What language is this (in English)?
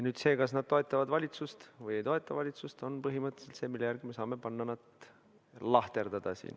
Estonian